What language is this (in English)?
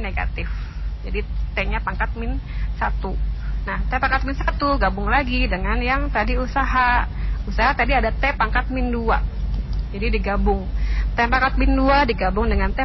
Indonesian